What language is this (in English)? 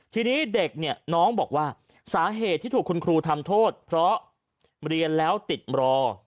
Thai